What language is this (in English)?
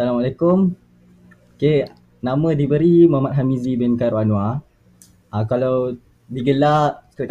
Malay